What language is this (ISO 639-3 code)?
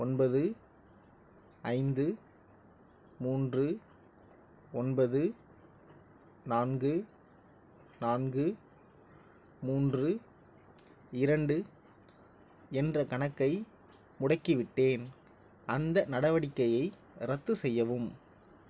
tam